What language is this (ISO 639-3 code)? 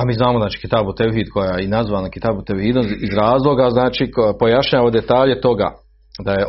hrv